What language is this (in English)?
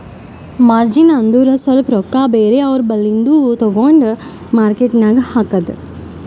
Kannada